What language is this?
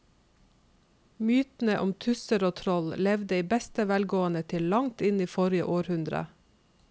Norwegian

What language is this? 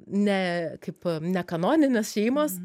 Lithuanian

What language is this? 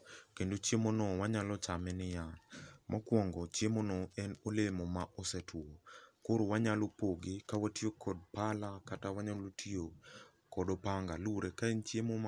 Luo (Kenya and Tanzania)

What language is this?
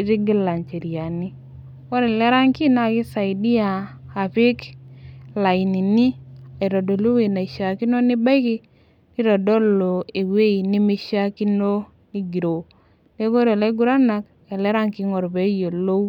Masai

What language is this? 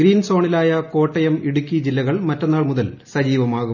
Malayalam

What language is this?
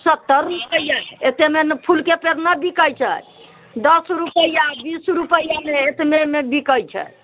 Maithili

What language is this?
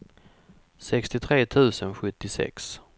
Swedish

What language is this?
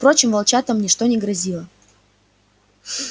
Russian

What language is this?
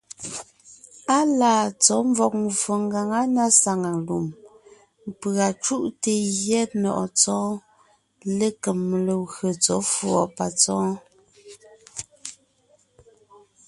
Ngiemboon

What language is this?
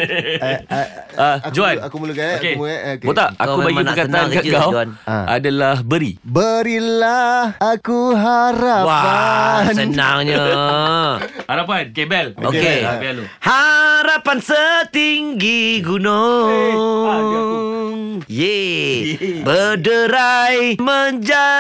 Malay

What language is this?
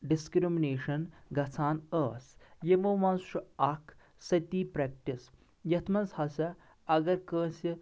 Kashmiri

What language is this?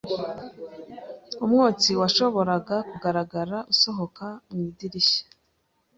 Kinyarwanda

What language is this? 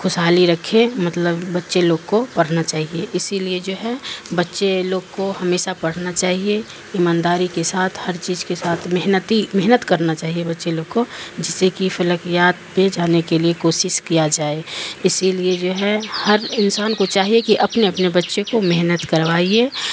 Urdu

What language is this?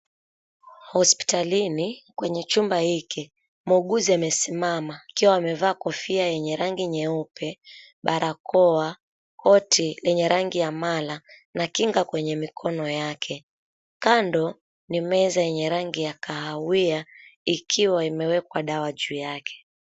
Swahili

